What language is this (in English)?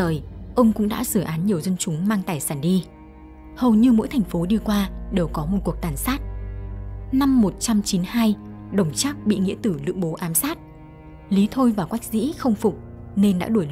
Vietnamese